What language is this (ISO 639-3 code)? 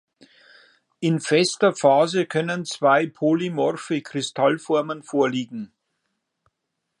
deu